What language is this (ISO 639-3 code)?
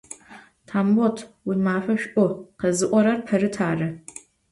ady